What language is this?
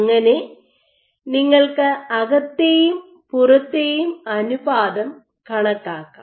Malayalam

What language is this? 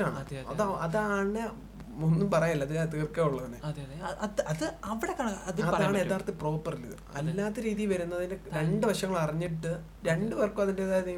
Malayalam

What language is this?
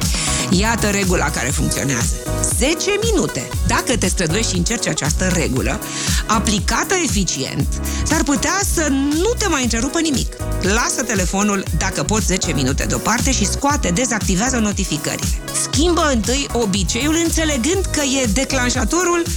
Romanian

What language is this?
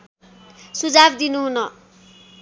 Nepali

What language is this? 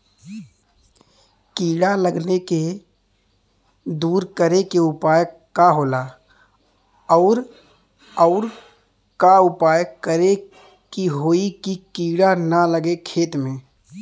Bhojpuri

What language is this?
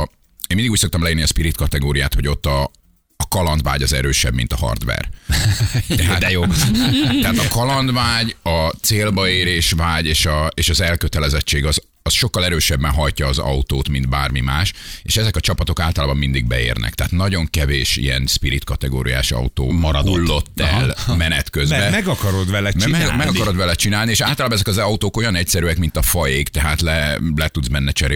Hungarian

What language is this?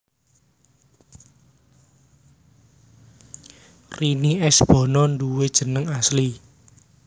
Javanese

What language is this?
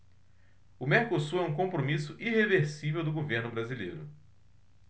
Portuguese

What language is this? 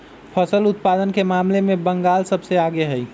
Magahi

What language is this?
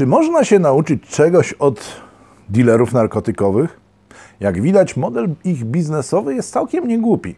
Polish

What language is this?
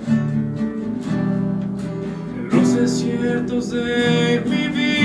Spanish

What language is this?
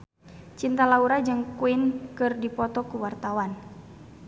Sundanese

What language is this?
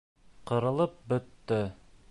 Bashkir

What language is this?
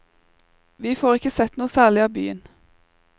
Norwegian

